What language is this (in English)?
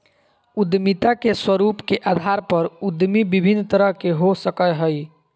Magahi